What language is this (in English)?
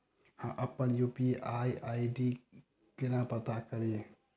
Maithili